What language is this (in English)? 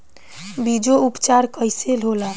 Bhojpuri